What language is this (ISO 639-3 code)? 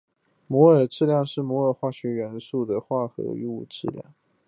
zho